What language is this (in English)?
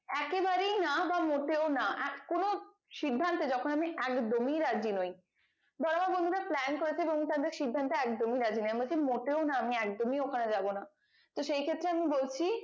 Bangla